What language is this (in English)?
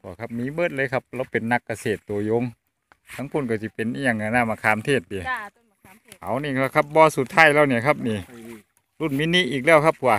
Thai